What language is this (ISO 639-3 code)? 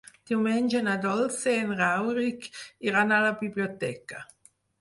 cat